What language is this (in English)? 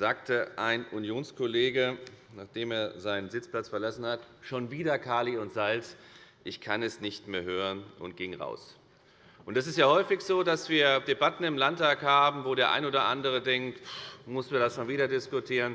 German